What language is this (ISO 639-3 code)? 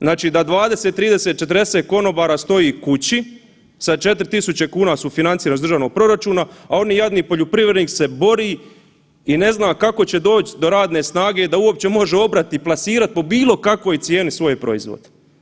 hrv